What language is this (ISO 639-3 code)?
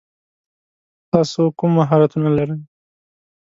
pus